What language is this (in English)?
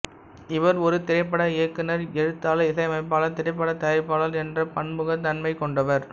Tamil